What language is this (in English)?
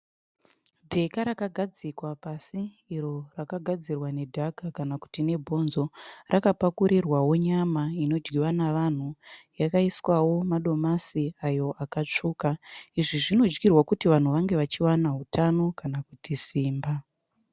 Shona